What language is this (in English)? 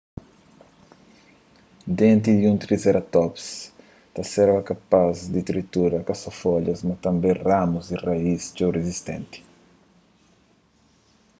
Kabuverdianu